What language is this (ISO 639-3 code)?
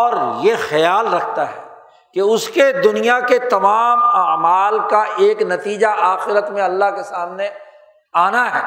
urd